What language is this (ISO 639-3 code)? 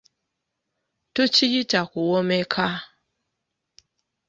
lug